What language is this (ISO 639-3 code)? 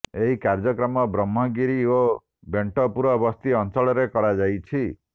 ori